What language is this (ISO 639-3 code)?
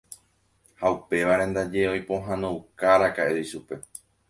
grn